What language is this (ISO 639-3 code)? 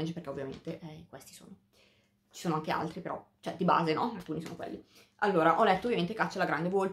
ita